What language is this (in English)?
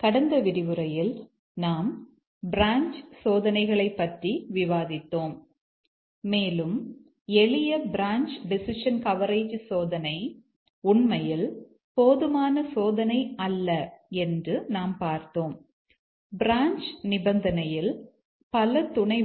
Tamil